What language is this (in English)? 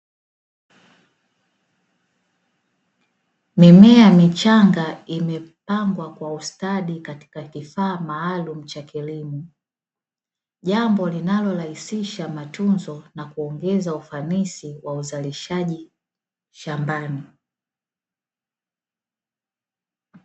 Swahili